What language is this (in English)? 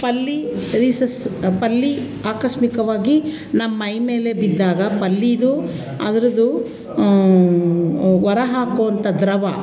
Kannada